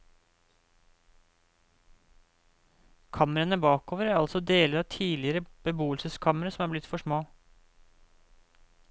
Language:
Norwegian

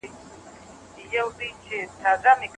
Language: Pashto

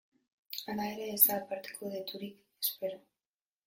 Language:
Basque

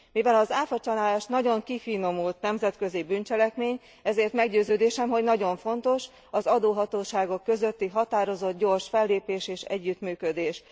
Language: Hungarian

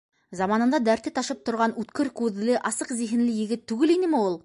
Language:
Bashkir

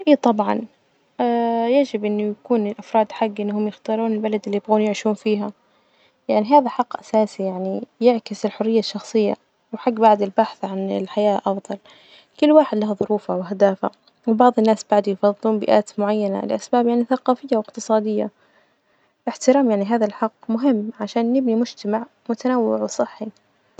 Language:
Najdi Arabic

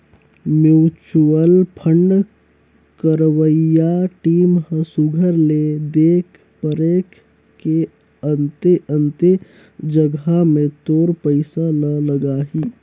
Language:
Chhattisgarhi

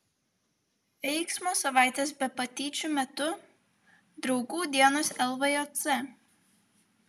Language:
Lithuanian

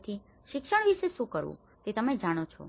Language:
Gujarati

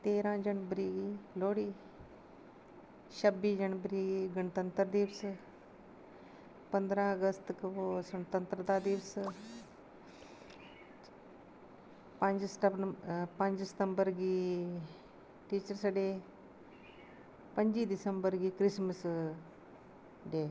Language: Dogri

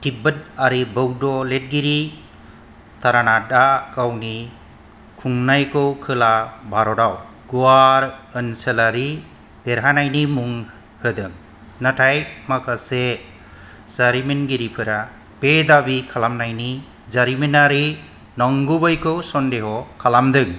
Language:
Bodo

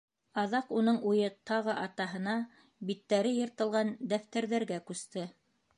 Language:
Bashkir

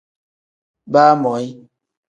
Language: Tem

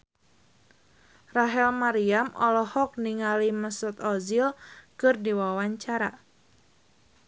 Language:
Sundanese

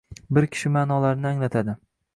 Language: Uzbek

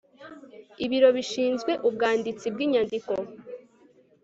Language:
Kinyarwanda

